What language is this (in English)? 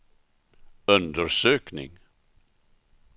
Swedish